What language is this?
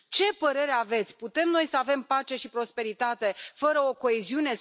Romanian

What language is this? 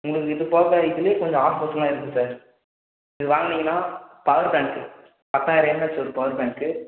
Tamil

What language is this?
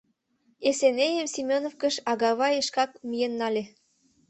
Mari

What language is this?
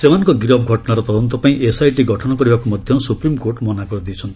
Odia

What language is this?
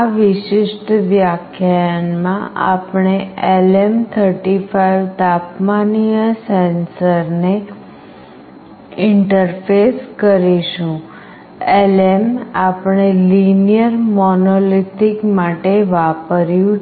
Gujarati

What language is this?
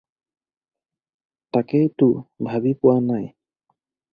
Assamese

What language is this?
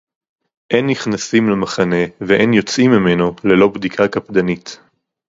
Hebrew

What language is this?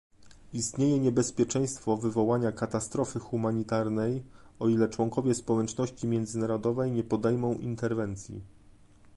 Polish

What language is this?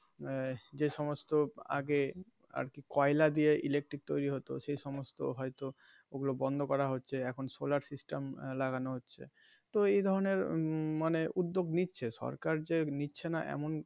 Bangla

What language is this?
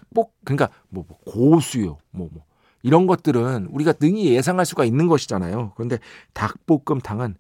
Korean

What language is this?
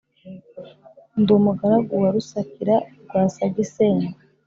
Kinyarwanda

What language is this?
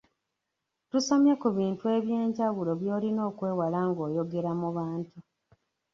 Ganda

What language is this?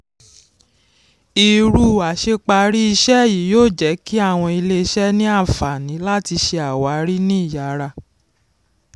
Yoruba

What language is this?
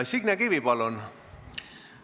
Estonian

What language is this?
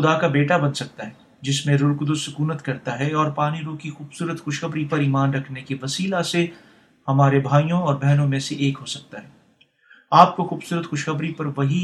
Urdu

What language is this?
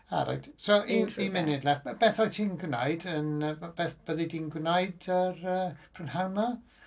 Welsh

